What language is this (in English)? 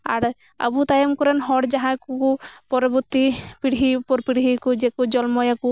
Santali